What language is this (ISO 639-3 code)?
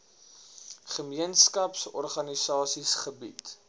afr